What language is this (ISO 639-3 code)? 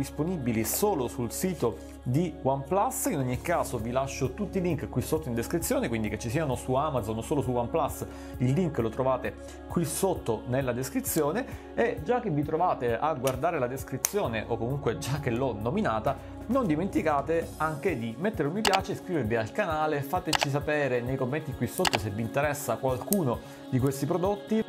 ita